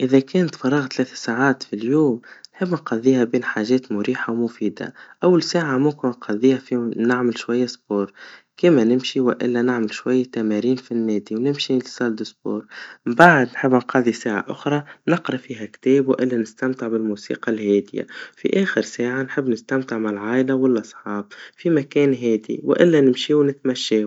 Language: Tunisian Arabic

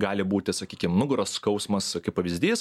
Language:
Lithuanian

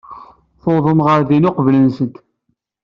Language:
Kabyle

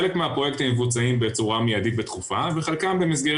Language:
Hebrew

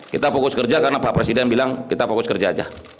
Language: Indonesian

